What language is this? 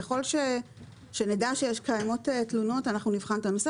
Hebrew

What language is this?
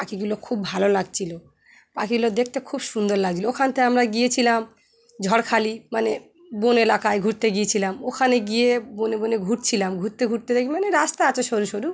Bangla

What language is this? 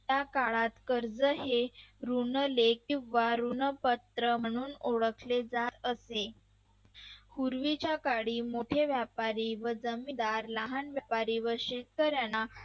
Marathi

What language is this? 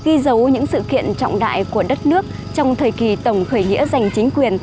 Vietnamese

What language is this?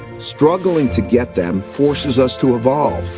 English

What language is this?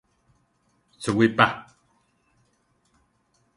Central Tarahumara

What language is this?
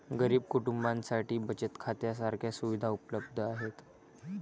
Marathi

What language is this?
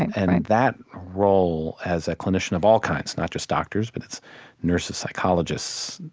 English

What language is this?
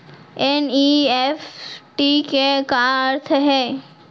Chhattisgarhi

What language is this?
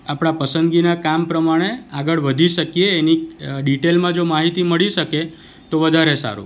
Gujarati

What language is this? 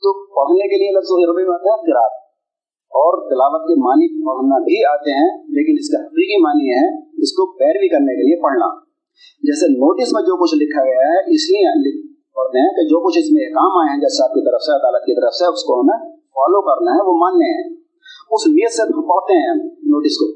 Urdu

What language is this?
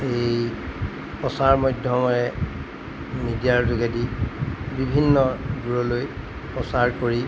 Assamese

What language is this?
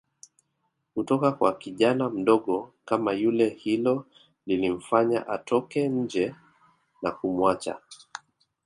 Swahili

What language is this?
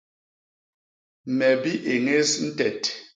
Basaa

